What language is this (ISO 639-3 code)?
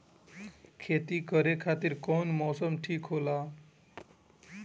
bho